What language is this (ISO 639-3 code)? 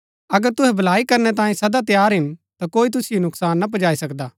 gbk